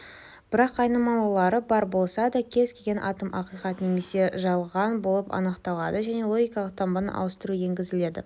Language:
Kazakh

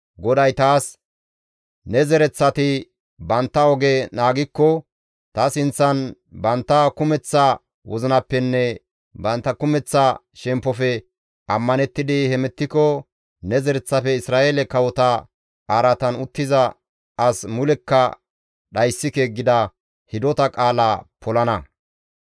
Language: Gamo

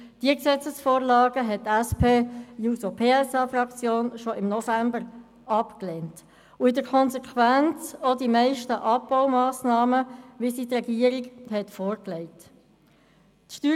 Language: Swiss German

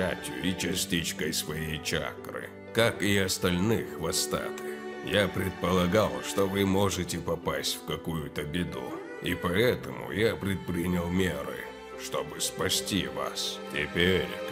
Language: Russian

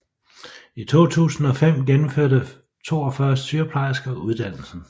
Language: Danish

